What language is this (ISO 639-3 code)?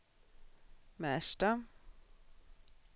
swe